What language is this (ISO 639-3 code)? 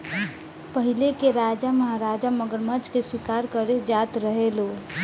bho